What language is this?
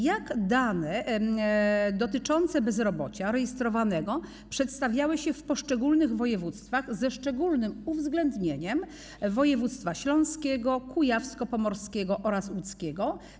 Polish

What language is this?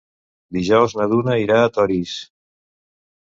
Catalan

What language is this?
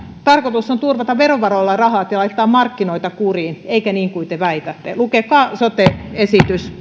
Finnish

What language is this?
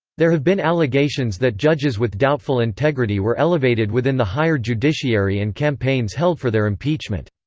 English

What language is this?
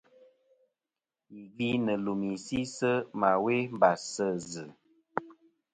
Kom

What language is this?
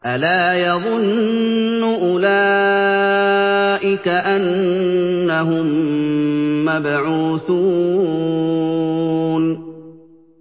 Arabic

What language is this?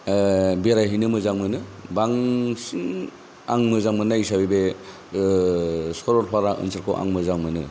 Bodo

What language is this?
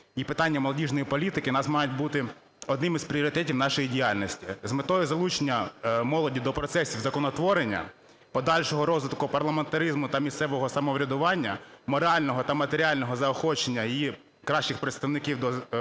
Ukrainian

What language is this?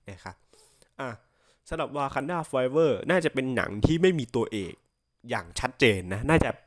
Thai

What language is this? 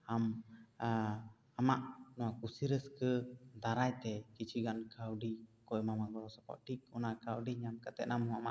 Santali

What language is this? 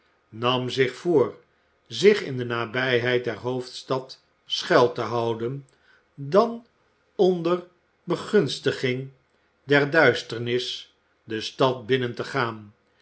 Dutch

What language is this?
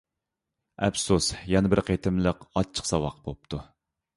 Uyghur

